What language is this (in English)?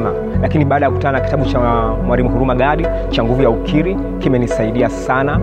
Swahili